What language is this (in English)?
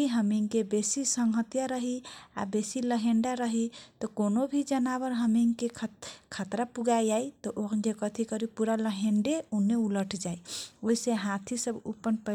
Kochila Tharu